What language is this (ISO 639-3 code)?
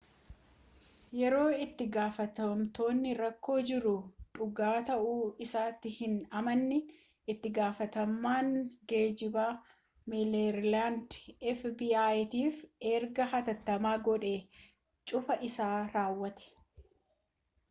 orm